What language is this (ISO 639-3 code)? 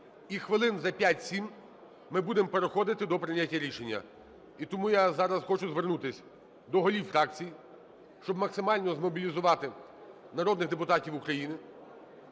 ukr